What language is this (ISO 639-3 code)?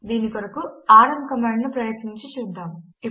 tel